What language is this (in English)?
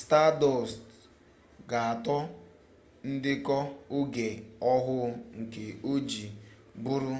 Igbo